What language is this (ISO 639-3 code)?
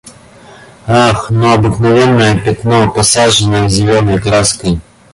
rus